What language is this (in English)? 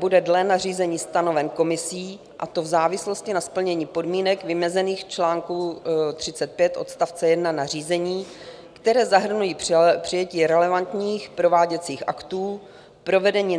Czech